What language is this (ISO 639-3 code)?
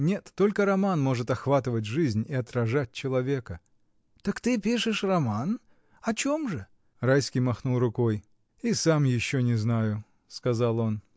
rus